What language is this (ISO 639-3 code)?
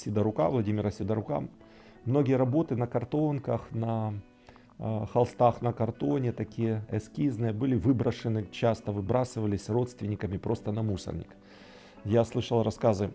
rus